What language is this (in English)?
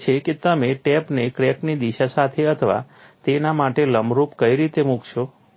Gujarati